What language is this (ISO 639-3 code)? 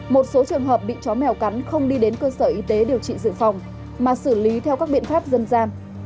vie